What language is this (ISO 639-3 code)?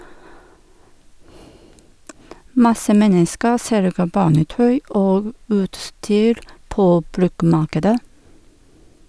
nor